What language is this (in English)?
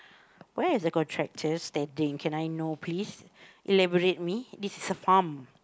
English